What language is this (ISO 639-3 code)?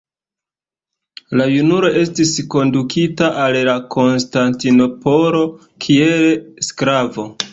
epo